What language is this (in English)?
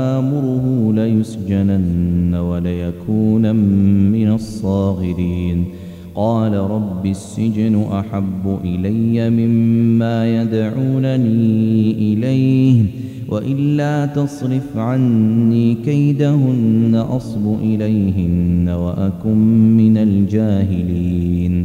Arabic